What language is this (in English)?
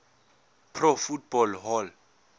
Zulu